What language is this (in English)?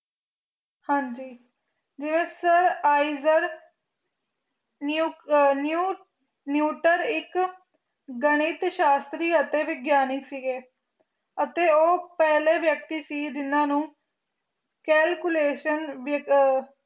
Punjabi